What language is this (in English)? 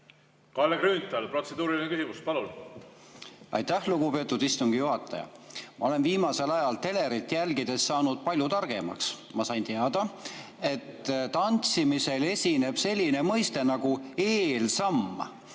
Estonian